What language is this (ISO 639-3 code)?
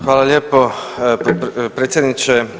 hrv